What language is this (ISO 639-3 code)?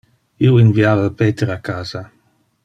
ina